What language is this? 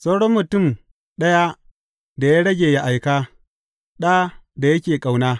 Hausa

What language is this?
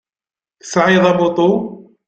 Kabyle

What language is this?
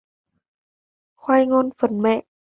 Vietnamese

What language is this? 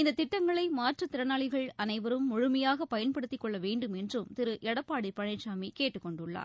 Tamil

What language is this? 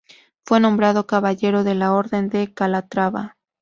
Spanish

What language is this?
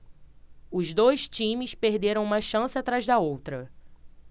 Portuguese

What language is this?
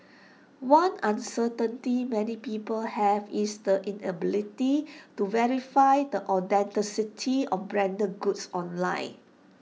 English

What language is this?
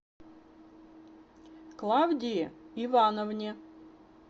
Russian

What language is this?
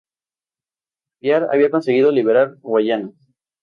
Spanish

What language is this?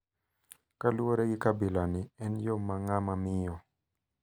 Luo (Kenya and Tanzania)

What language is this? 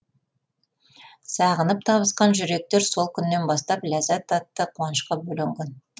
Kazakh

